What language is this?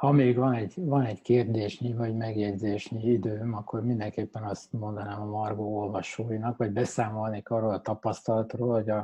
Hungarian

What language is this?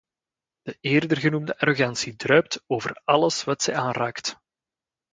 Dutch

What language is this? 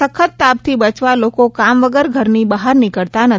Gujarati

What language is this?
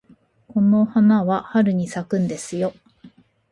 Japanese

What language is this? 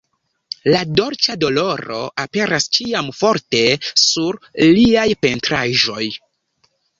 Esperanto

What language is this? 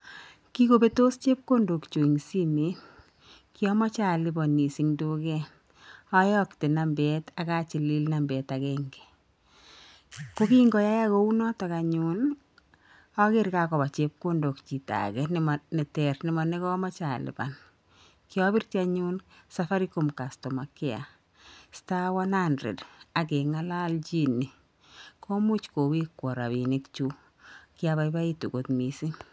Kalenjin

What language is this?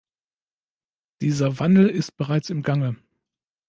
German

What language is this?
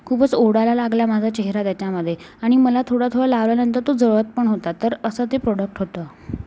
Marathi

